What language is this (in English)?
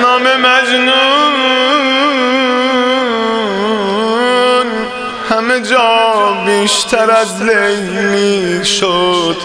Persian